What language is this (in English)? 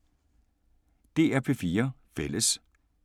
Danish